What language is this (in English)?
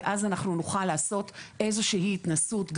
Hebrew